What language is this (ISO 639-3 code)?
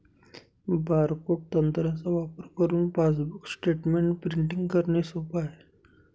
mar